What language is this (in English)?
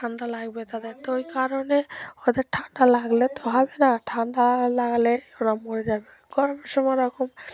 Bangla